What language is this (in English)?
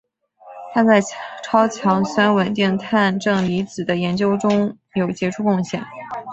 Chinese